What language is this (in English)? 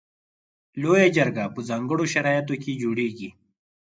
Pashto